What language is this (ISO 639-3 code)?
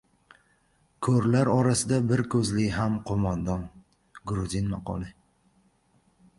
uzb